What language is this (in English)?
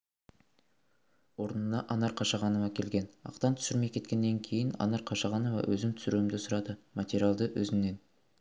Kazakh